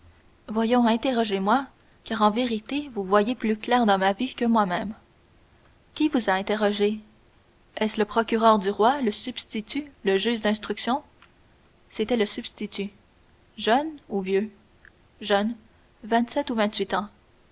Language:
French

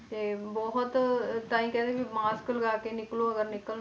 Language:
Punjabi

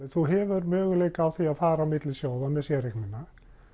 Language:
Icelandic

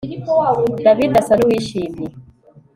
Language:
Kinyarwanda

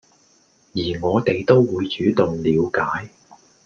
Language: Cantonese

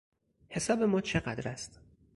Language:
Persian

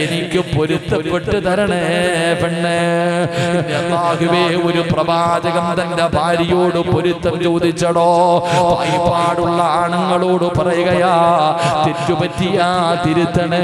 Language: Malayalam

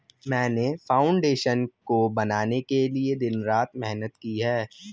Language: Hindi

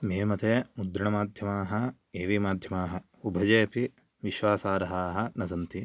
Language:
Sanskrit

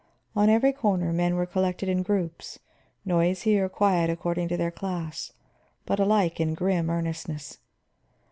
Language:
English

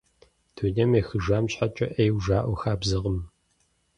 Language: Kabardian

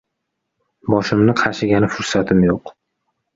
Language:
Uzbek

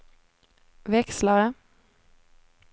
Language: Swedish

